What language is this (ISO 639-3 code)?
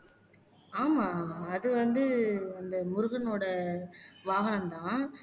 tam